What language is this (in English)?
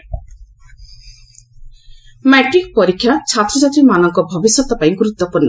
Odia